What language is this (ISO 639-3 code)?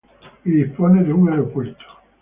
spa